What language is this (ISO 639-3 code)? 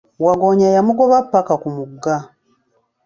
lug